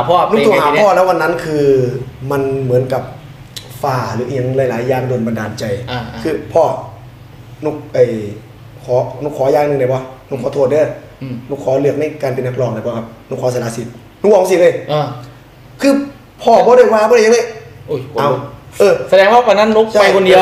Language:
Thai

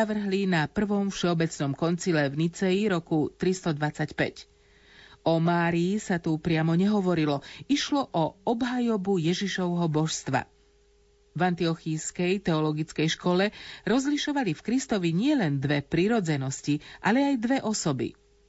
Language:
Slovak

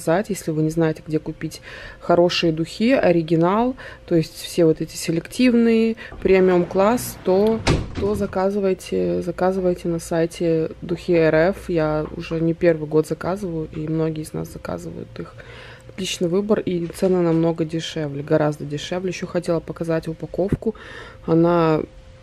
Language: Russian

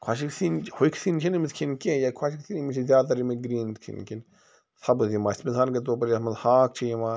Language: Kashmiri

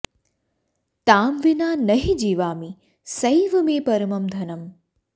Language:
Sanskrit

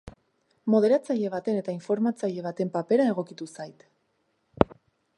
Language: Basque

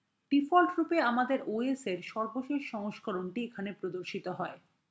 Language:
Bangla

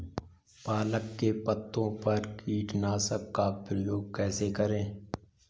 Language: Hindi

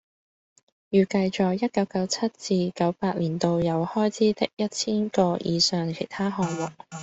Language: Cantonese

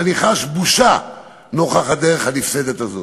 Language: Hebrew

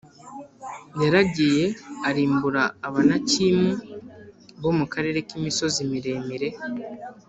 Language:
Kinyarwanda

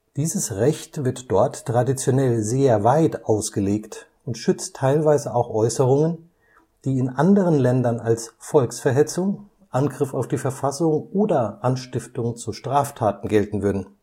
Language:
German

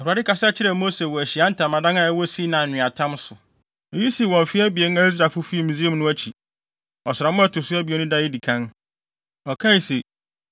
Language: Akan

